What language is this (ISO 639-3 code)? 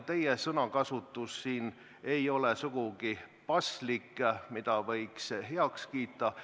est